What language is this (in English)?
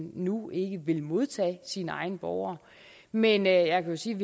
Danish